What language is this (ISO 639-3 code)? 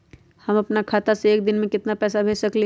mag